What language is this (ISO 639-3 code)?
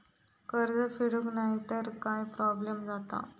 mar